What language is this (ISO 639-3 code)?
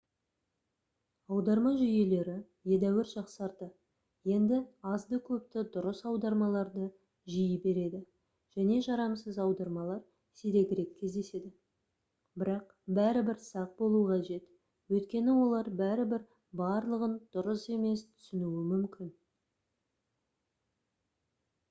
kaz